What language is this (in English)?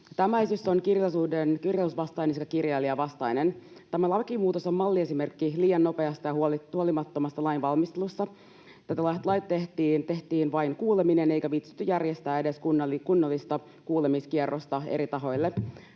Finnish